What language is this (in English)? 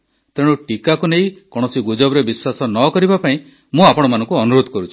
Odia